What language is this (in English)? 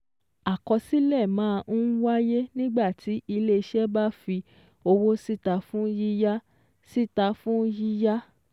Yoruba